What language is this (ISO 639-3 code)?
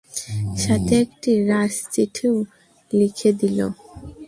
ben